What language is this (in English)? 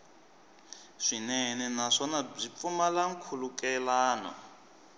Tsonga